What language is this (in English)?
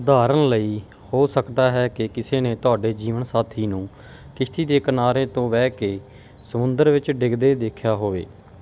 Punjabi